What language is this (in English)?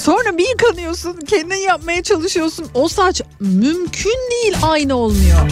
Turkish